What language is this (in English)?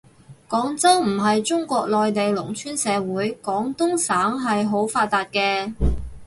Cantonese